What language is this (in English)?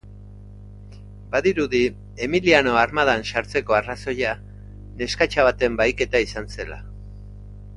Basque